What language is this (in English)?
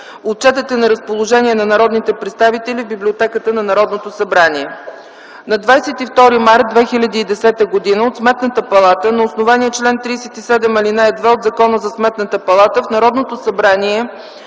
Bulgarian